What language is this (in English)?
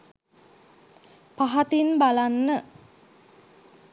Sinhala